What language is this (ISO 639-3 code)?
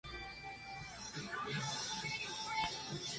spa